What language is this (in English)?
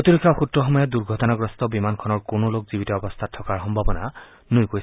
Assamese